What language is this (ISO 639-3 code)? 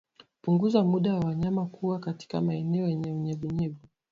swa